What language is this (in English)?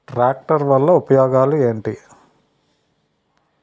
Telugu